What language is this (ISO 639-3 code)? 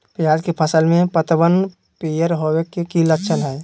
mag